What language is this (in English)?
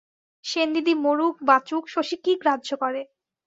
Bangla